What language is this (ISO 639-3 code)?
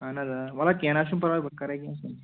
kas